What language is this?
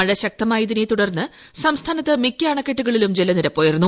Malayalam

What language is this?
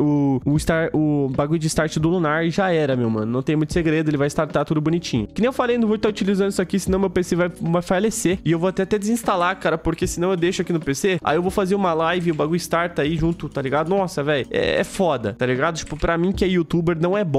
Portuguese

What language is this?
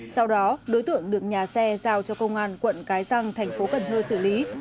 Vietnamese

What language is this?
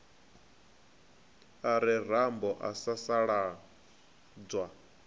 Venda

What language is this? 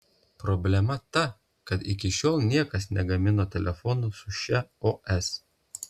Lithuanian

